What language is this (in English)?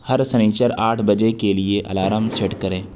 Urdu